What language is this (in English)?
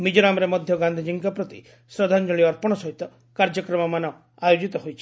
Odia